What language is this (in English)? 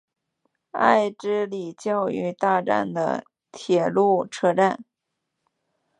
Chinese